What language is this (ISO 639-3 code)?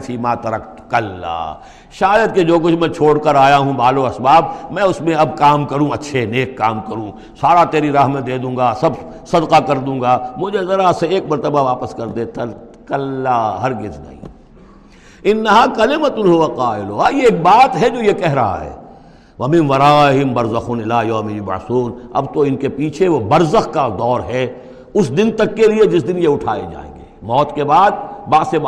urd